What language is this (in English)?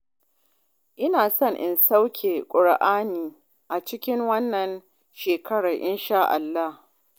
Hausa